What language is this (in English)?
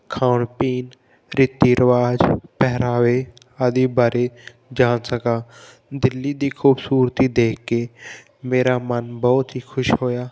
Punjabi